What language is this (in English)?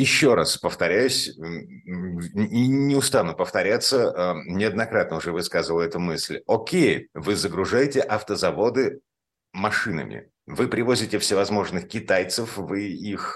Russian